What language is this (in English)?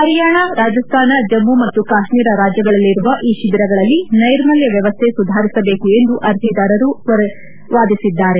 Kannada